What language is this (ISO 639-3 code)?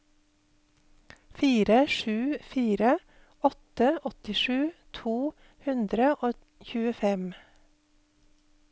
nor